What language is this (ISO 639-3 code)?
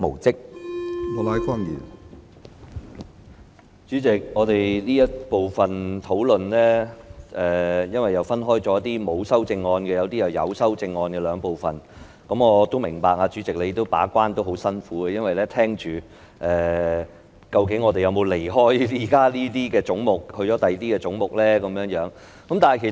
yue